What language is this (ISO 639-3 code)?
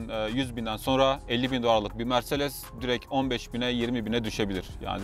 tur